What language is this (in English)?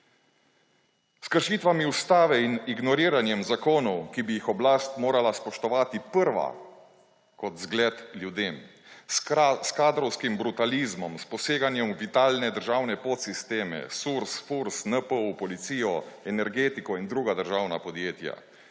Slovenian